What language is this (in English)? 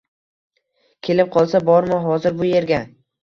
Uzbek